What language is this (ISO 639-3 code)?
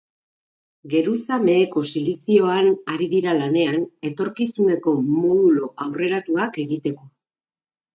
eus